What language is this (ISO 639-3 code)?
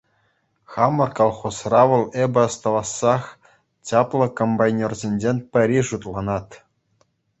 chv